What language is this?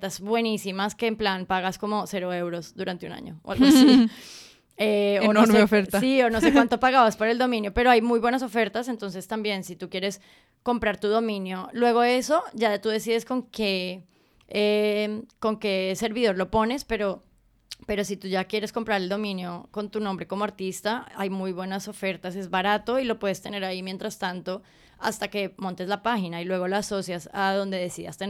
Spanish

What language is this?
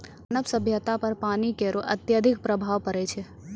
Maithili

